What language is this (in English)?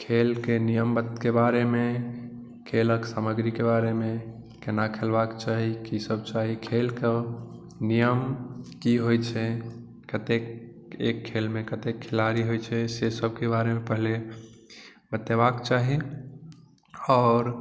Maithili